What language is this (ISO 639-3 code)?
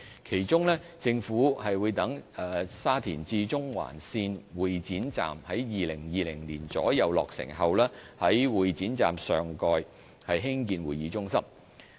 yue